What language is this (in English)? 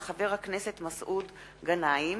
Hebrew